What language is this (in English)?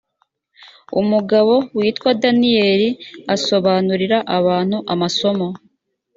Kinyarwanda